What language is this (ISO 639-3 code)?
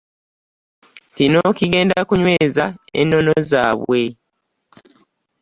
lug